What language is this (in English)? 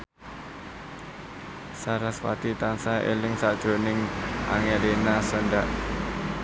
Javanese